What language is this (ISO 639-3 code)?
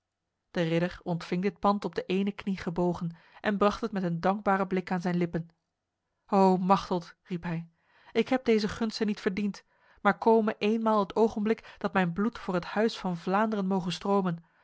nld